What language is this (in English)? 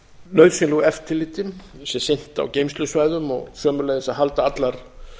Icelandic